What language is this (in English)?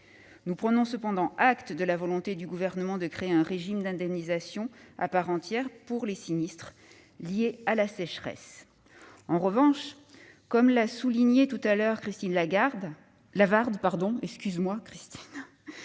French